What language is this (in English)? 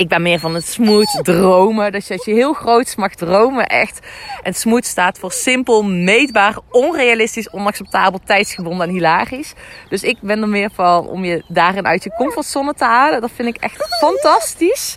Dutch